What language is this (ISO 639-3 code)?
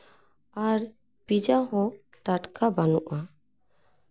sat